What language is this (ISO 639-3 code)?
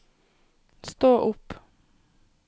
nor